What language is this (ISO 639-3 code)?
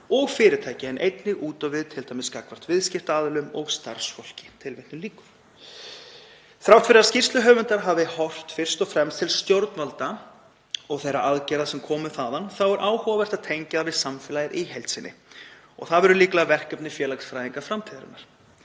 isl